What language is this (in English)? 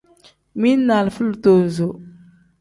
Tem